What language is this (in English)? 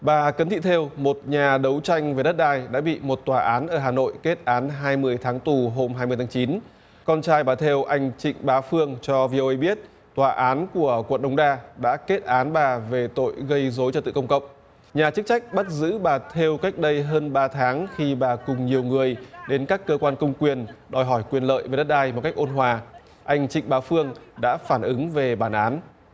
Vietnamese